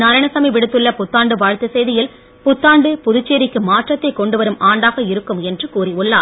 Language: Tamil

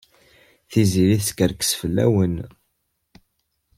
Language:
Kabyle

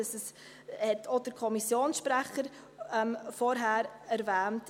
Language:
Swiss German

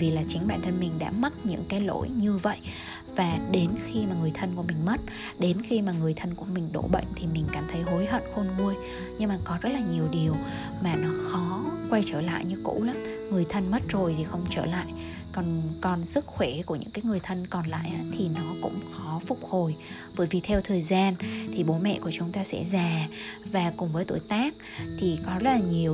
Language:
Vietnamese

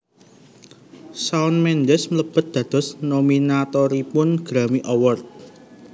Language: Javanese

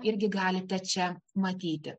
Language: Lithuanian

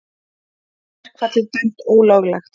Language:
Icelandic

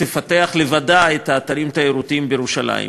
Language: Hebrew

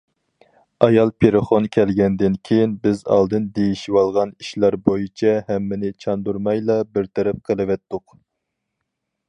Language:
Uyghur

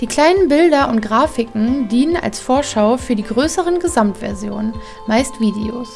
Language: German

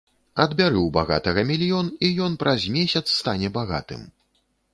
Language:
Belarusian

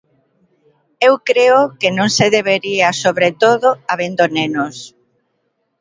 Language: Galician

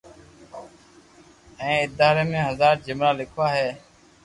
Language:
Loarki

